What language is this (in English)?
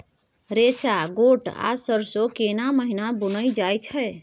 Maithili